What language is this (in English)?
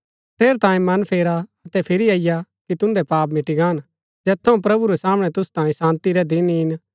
Gaddi